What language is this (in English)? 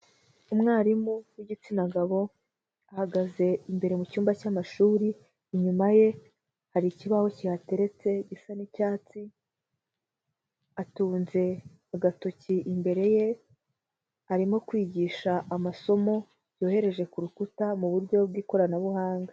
Kinyarwanda